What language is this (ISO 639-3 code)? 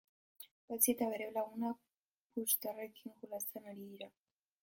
eus